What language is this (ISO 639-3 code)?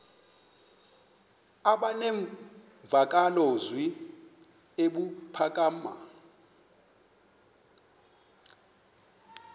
xho